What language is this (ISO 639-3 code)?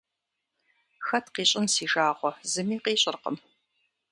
kbd